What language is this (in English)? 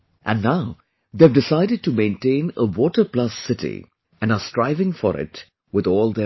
English